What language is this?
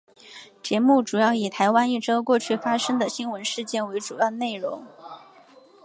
Chinese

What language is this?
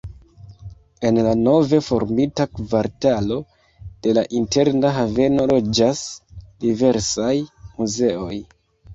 Esperanto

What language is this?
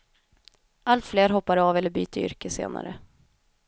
Swedish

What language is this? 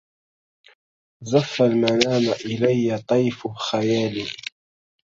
Arabic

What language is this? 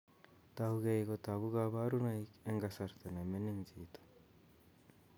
Kalenjin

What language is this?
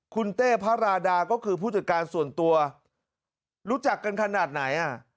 Thai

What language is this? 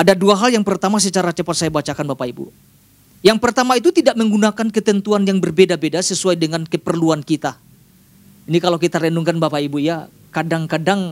Indonesian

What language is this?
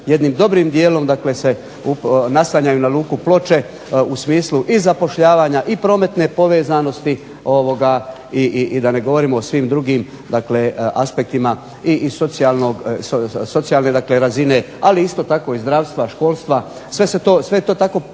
Croatian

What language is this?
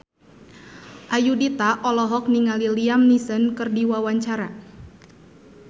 Sundanese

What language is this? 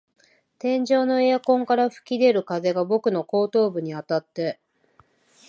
Japanese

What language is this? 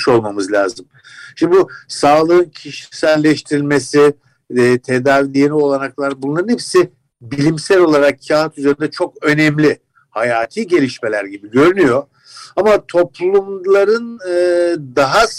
Turkish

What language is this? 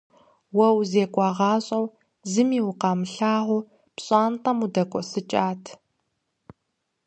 Kabardian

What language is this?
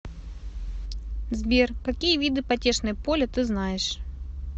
Russian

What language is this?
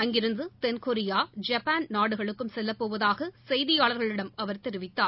Tamil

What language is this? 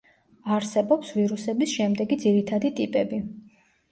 Georgian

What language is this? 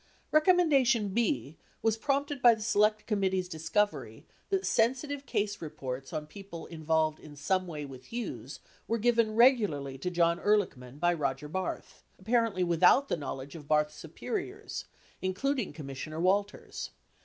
English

